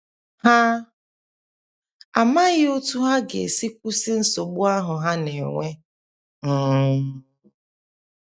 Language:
Igbo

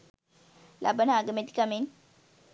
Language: Sinhala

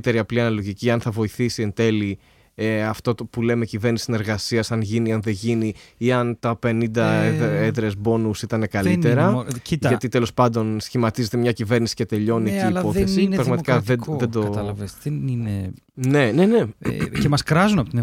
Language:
Greek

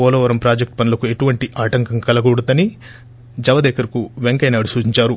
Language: Telugu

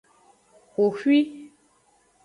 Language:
Aja (Benin)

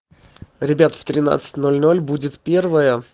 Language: Russian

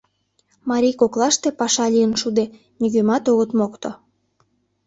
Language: Mari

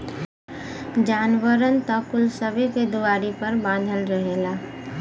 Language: Bhojpuri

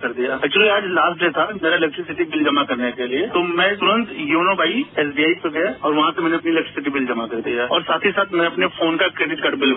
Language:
Hindi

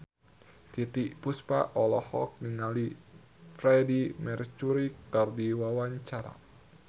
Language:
Sundanese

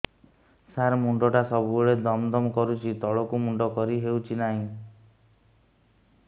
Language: Odia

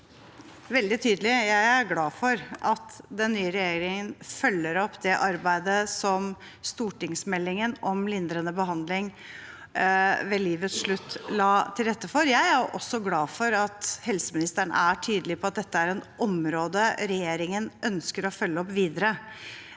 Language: Norwegian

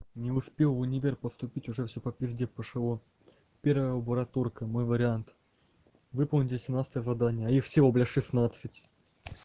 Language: Russian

